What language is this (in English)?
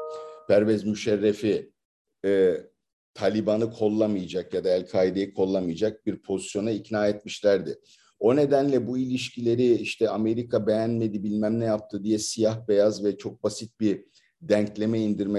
Turkish